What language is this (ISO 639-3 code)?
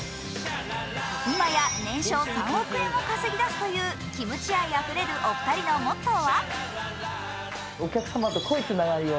jpn